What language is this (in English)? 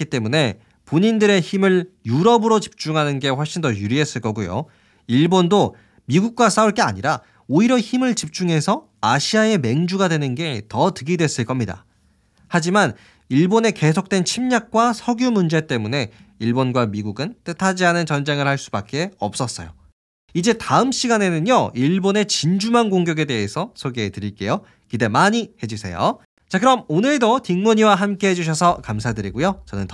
Korean